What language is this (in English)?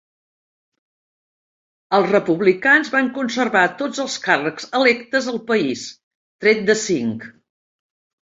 Catalan